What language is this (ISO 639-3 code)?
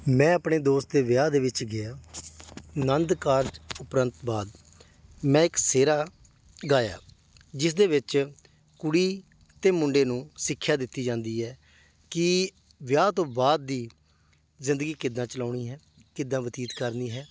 pan